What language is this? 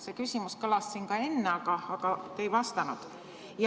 Estonian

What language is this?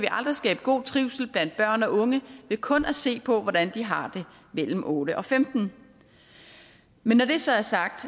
Danish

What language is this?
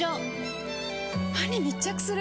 Japanese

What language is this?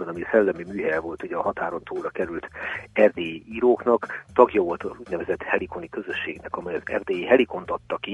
Hungarian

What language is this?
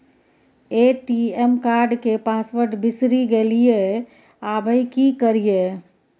Maithili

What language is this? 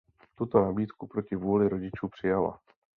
Czech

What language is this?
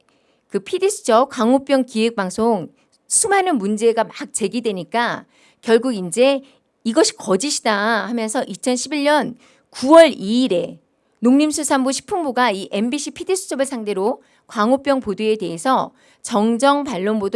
Korean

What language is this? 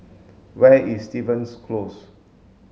English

